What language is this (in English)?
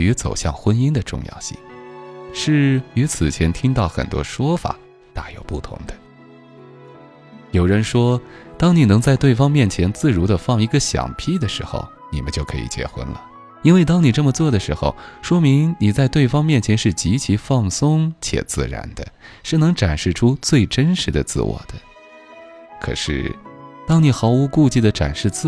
Chinese